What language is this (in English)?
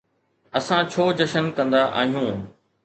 Sindhi